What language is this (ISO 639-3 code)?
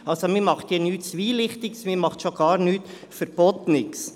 gsw